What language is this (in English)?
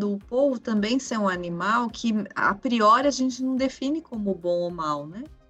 Portuguese